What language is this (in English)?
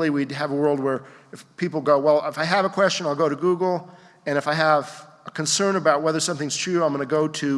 English